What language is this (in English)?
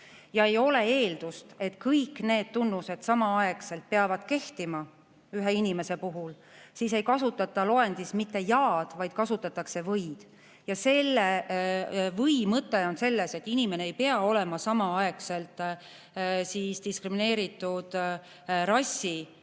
Estonian